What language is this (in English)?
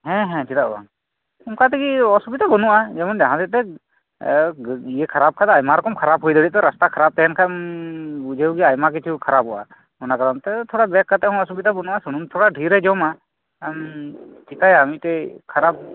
Santali